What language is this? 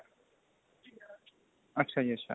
Punjabi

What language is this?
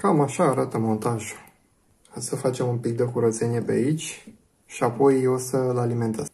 Romanian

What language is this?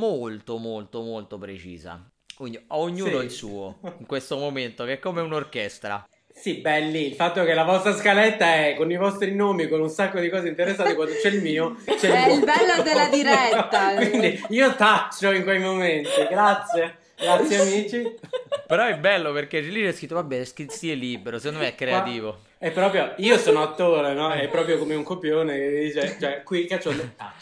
Italian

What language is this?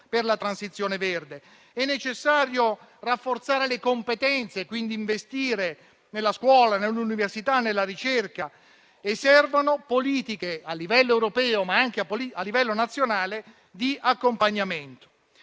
Italian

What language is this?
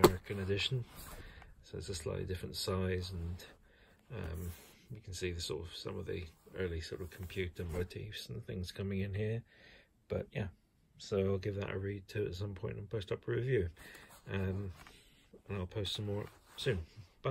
English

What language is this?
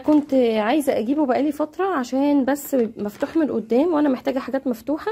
Arabic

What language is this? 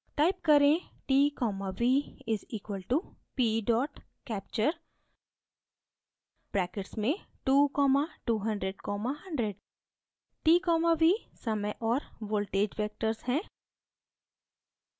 Hindi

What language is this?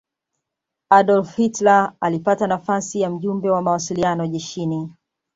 Swahili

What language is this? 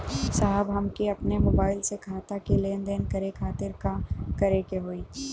Bhojpuri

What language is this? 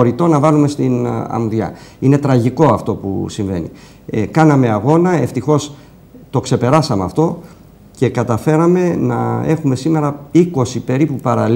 Greek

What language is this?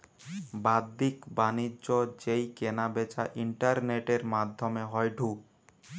Bangla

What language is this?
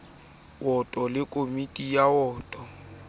Southern Sotho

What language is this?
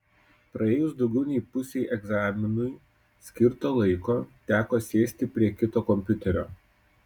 Lithuanian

